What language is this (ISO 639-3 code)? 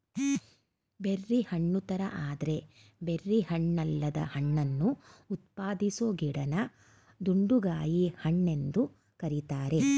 kan